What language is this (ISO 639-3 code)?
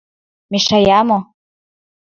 chm